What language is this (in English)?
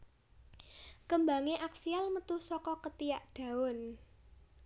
Javanese